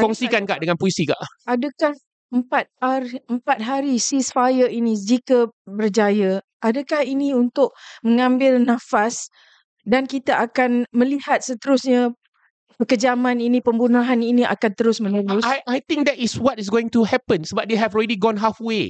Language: Malay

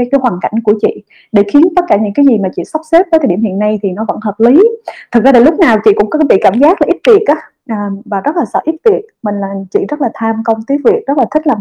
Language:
Vietnamese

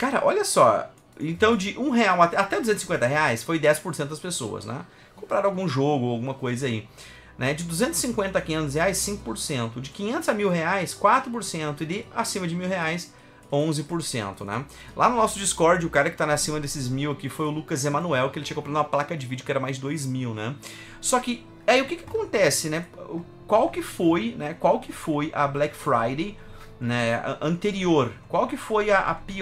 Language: Portuguese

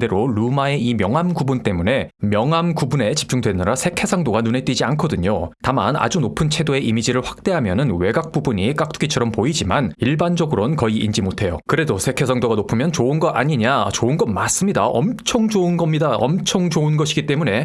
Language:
Korean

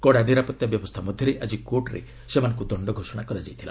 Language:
Odia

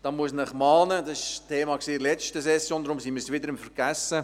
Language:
Swiss German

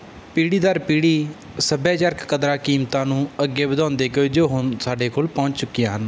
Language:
Punjabi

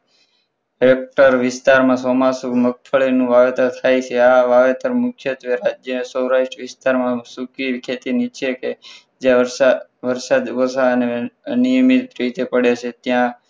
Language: Gujarati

